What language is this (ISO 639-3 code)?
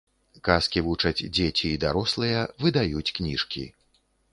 bel